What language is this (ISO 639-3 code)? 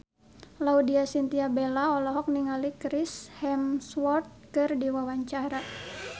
sun